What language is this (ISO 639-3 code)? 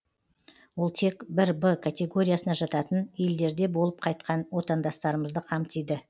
kaz